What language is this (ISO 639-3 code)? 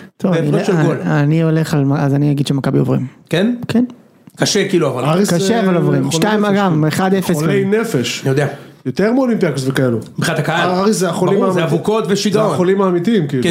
heb